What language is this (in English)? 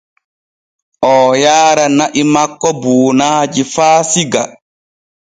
Borgu Fulfulde